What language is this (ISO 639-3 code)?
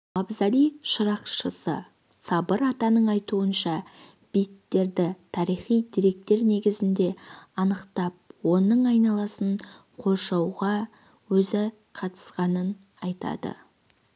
kaz